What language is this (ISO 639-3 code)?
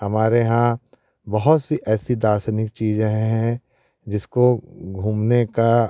hin